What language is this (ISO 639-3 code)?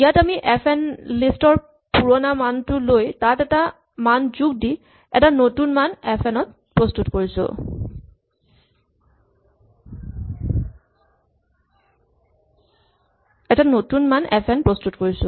asm